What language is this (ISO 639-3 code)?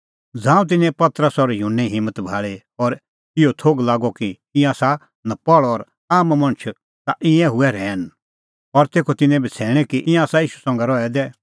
kfx